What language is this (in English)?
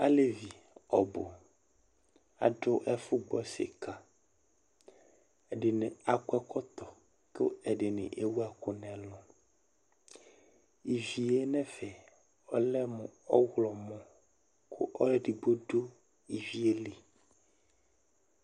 Ikposo